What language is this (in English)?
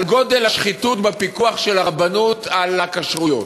Hebrew